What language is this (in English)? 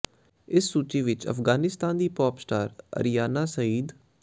Punjabi